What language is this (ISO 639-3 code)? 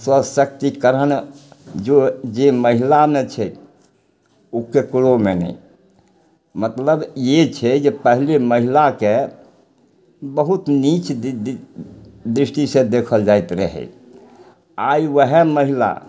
mai